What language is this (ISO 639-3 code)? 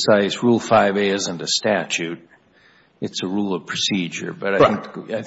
eng